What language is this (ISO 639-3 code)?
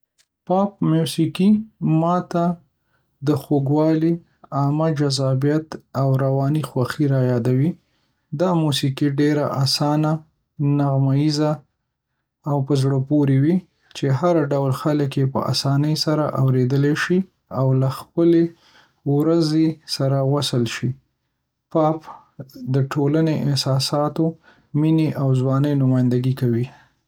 pus